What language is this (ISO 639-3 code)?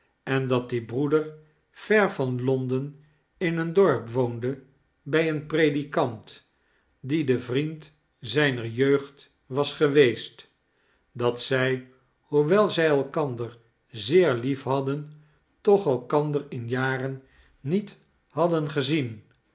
nld